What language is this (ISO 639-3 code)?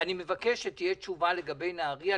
heb